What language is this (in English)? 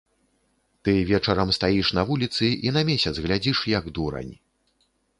Belarusian